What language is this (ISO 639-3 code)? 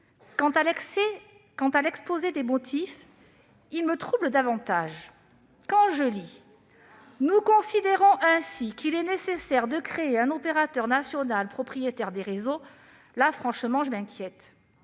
fra